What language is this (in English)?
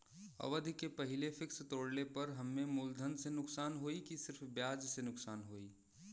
Bhojpuri